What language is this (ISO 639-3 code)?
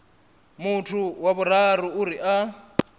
ven